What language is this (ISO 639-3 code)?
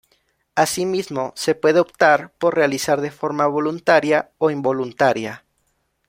spa